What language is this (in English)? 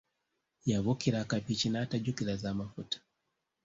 Ganda